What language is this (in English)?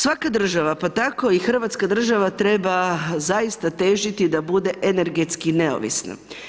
Croatian